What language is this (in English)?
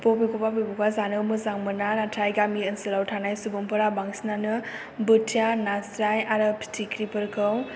Bodo